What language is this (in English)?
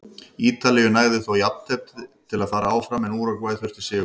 Icelandic